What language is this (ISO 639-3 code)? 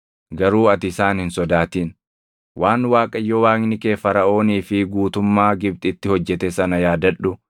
orm